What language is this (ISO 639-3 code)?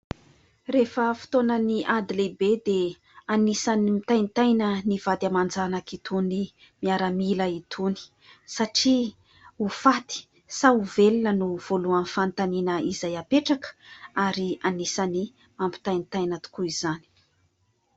mlg